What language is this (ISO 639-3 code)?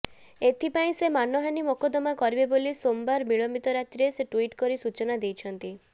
ori